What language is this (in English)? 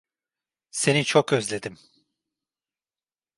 Turkish